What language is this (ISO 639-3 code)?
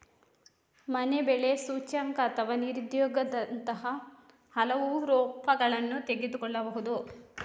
kan